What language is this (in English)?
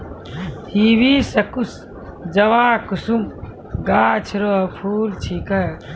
Maithili